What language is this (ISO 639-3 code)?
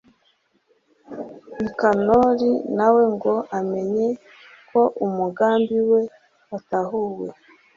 kin